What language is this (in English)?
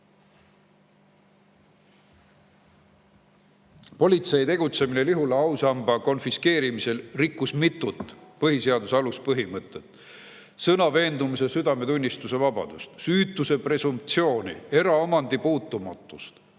Estonian